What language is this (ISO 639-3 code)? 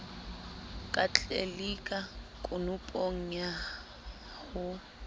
sot